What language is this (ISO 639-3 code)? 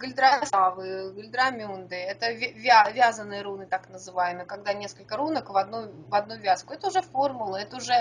rus